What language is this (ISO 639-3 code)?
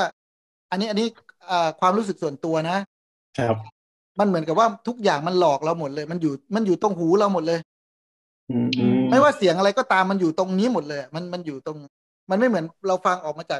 tha